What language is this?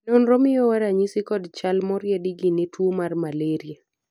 Luo (Kenya and Tanzania)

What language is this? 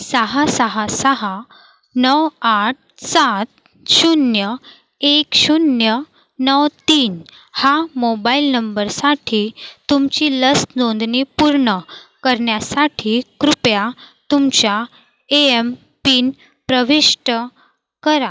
Marathi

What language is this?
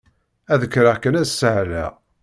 Kabyle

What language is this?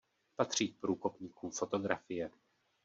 Czech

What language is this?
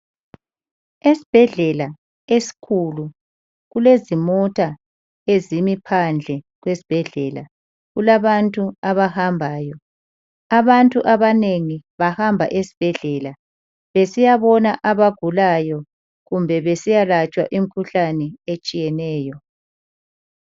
North Ndebele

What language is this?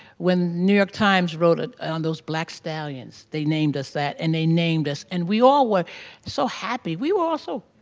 English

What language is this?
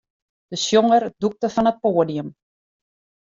Western Frisian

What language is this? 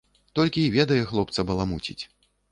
Belarusian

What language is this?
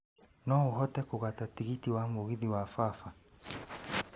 Kikuyu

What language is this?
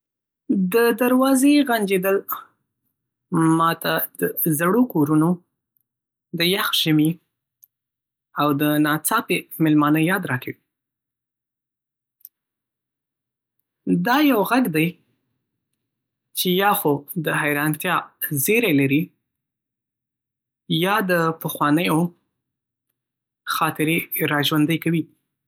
Pashto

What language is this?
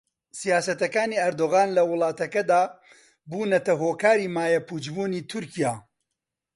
Central Kurdish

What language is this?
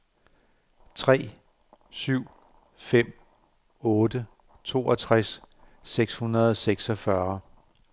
Danish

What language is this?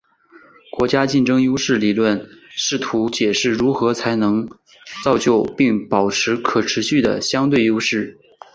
Chinese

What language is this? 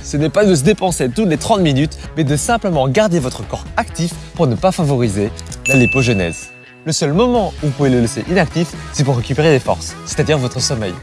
French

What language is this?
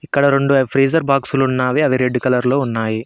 Telugu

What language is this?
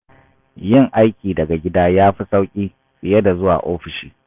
Hausa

